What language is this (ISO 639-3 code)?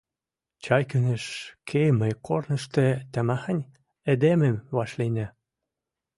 mrj